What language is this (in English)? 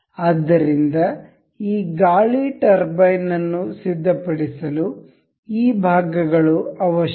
Kannada